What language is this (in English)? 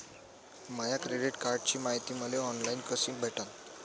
Marathi